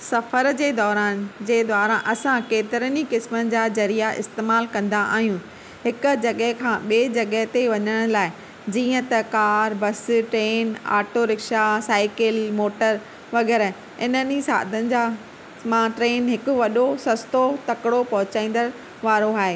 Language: Sindhi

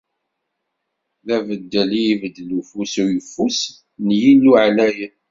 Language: Kabyle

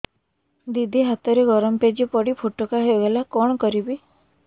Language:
Odia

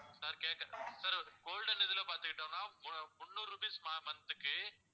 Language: Tamil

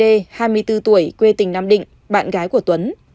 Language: Vietnamese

